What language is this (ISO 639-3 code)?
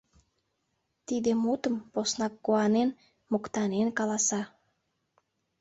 chm